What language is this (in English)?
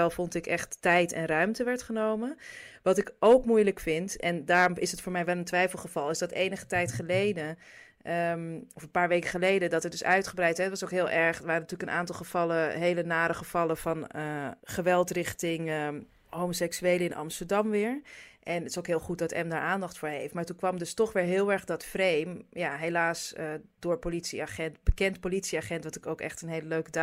Dutch